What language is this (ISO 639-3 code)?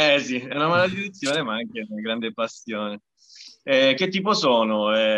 ita